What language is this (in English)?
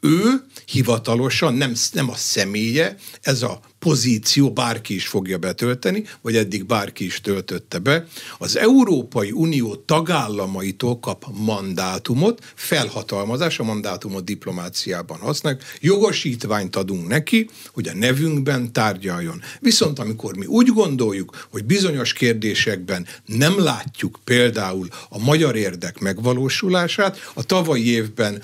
Hungarian